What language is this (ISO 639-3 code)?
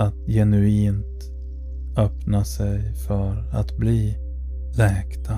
swe